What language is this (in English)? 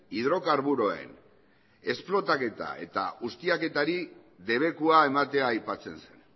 Basque